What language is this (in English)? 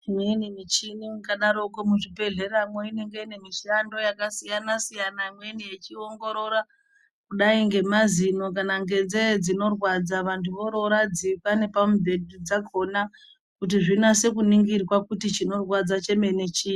Ndau